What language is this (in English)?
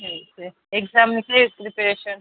Gujarati